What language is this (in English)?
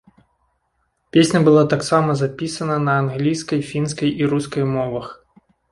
Belarusian